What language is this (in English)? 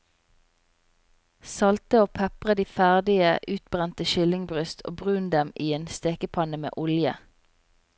Norwegian